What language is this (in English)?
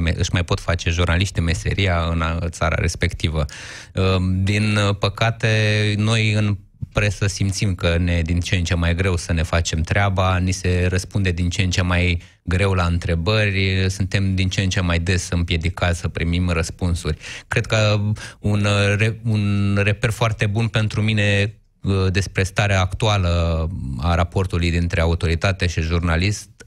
Romanian